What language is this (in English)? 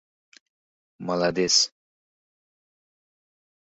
Uzbek